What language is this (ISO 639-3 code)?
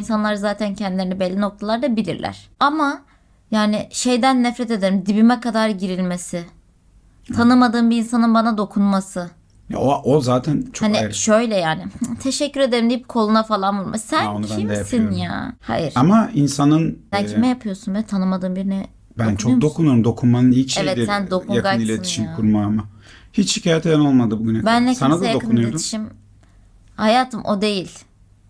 tur